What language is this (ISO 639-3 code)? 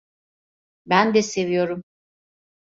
tur